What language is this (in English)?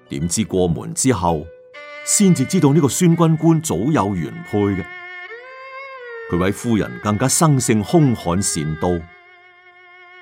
Chinese